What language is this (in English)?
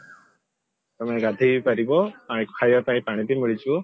Odia